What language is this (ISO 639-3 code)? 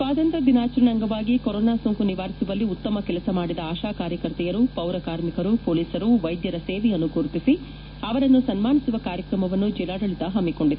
kan